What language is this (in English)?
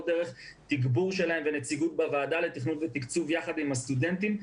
Hebrew